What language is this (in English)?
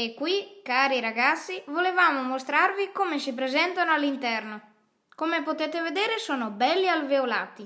Italian